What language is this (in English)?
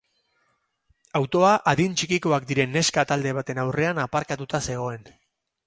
Basque